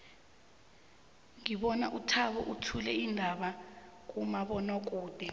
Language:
South Ndebele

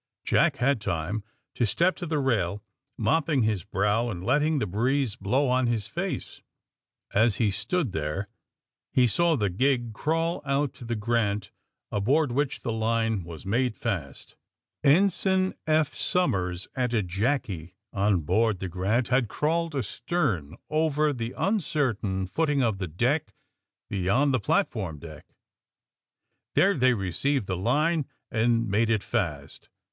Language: English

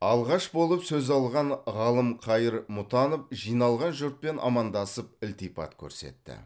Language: Kazakh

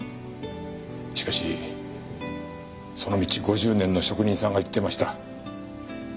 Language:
Japanese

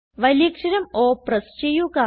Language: Malayalam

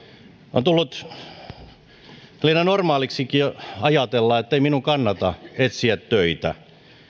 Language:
Finnish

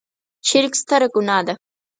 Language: Pashto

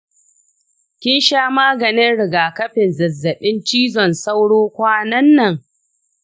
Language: Hausa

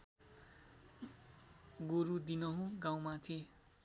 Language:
Nepali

